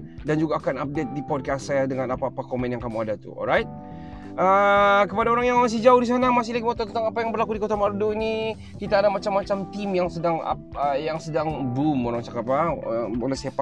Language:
Malay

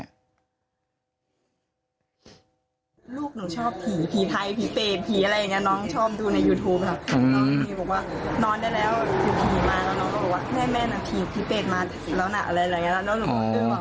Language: Thai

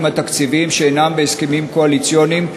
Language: Hebrew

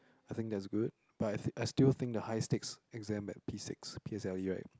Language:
English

